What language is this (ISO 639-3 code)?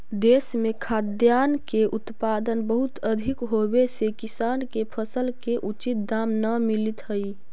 mag